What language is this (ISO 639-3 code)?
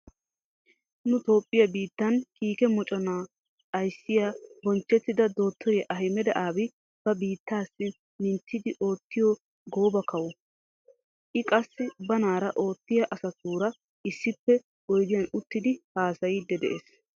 wal